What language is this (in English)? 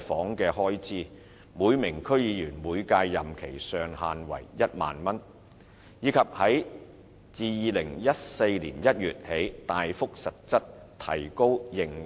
Cantonese